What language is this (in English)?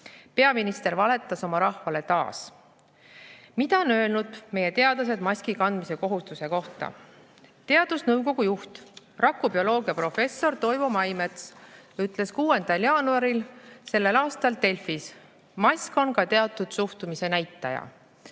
Estonian